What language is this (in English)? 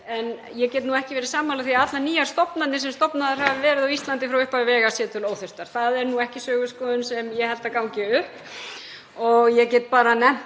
Icelandic